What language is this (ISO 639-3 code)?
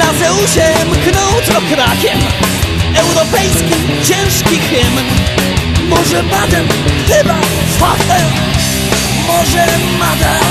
ind